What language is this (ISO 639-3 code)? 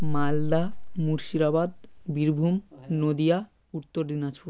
ben